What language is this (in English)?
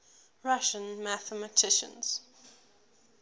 English